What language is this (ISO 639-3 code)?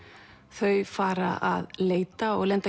isl